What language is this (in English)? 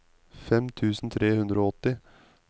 Norwegian